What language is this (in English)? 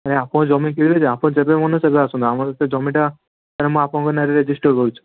Odia